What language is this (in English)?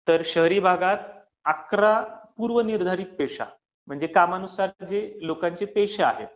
Marathi